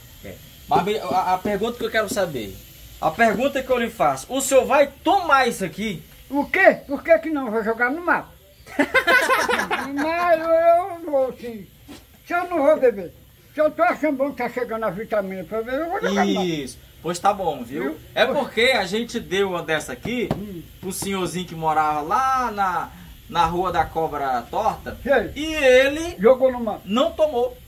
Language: Portuguese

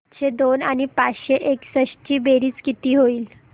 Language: Marathi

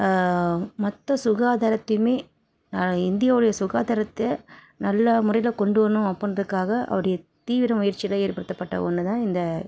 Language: Tamil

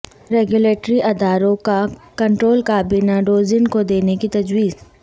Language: Urdu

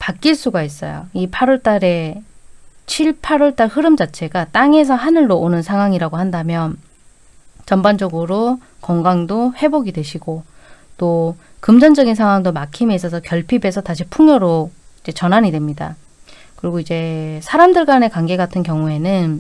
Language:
Korean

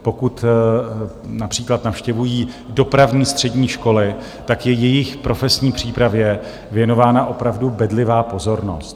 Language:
Czech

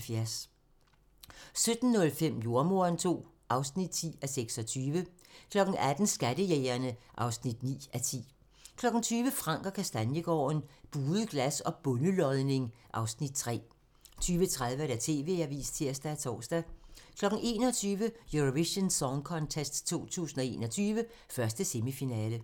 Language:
Danish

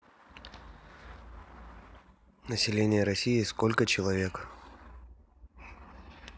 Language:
Russian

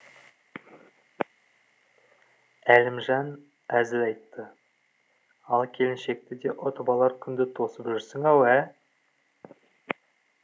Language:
Kazakh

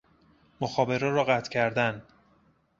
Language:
Persian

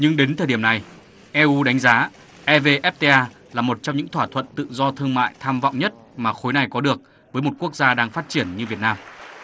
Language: Vietnamese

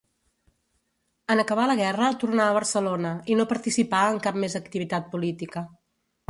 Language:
Catalan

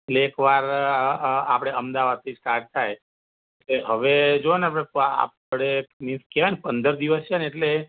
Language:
Gujarati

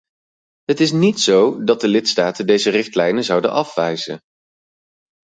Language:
Dutch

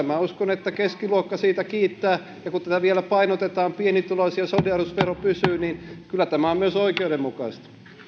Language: Finnish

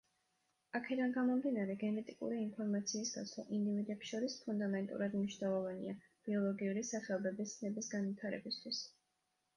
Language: Georgian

